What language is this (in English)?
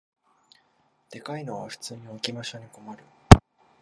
Japanese